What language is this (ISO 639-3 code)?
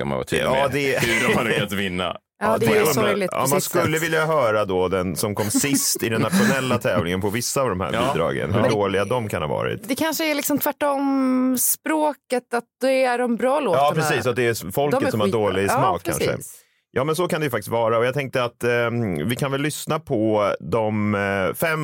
swe